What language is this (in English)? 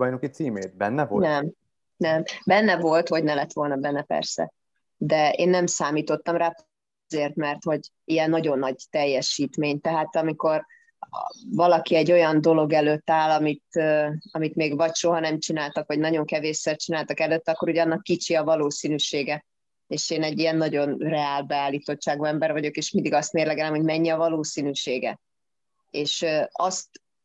Hungarian